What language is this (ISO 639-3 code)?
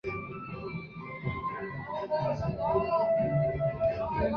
zho